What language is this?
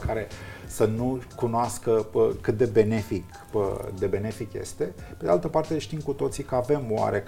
Romanian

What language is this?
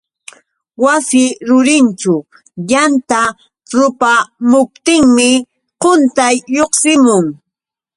Yauyos Quechua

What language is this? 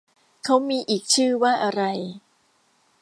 Thai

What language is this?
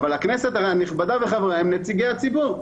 Hebrew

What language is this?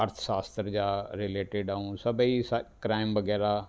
Sindhi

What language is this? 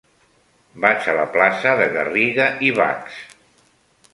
Catalan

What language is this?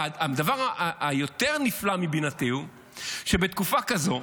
Hebrew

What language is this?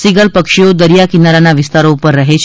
Gujarati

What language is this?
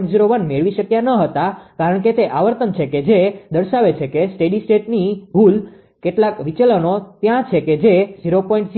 Gujarati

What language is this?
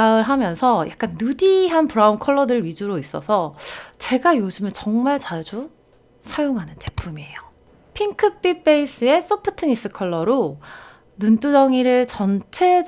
Korean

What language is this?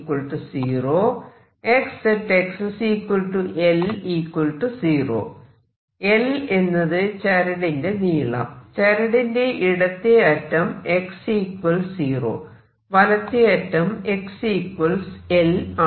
Malayalam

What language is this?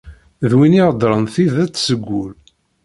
Kabyle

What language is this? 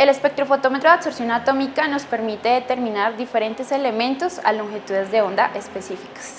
Spanish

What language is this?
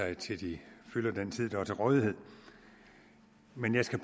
Danish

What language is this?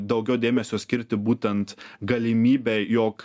Lithuanian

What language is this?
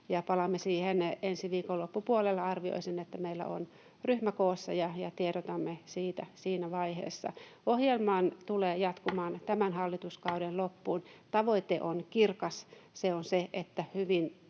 Finnish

